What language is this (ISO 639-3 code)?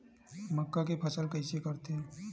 hne